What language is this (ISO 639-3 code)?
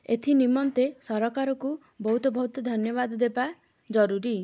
ori